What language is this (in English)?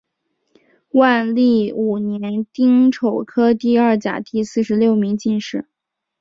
Chinese